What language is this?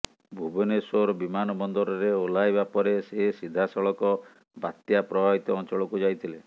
Odia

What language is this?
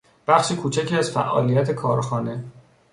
Persian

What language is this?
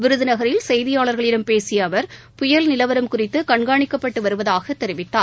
Tamil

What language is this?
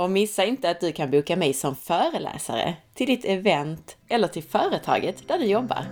Swedish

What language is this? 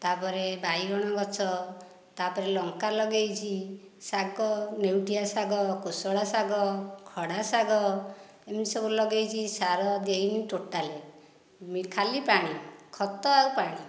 Odia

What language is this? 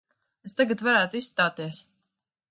Latvian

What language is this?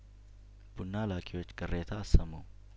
Amharic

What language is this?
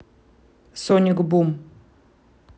Russian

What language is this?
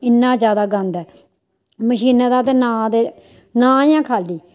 Dogri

